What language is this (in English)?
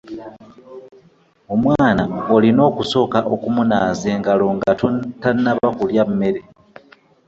Ganda